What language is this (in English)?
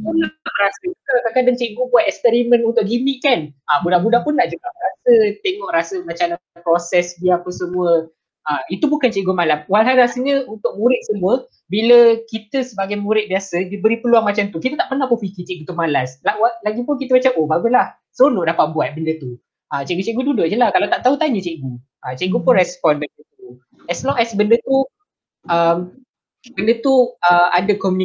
Malay